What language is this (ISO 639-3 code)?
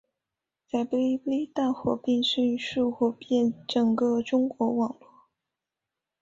zho